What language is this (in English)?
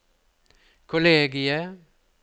Norwegian